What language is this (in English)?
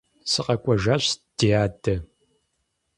Kabardian